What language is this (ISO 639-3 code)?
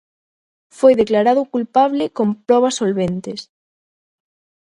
glg